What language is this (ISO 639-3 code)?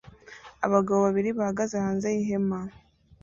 kin